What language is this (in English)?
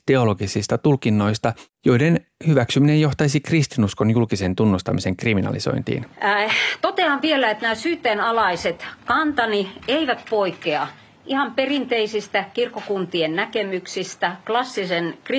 Finnish